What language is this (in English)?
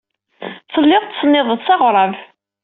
Kabyle